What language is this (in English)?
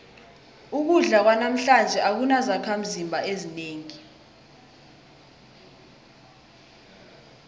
South Ndebele